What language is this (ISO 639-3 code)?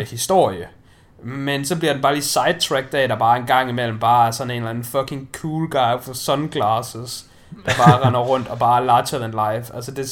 dan